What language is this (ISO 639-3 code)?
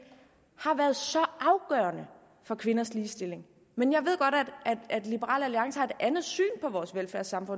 dan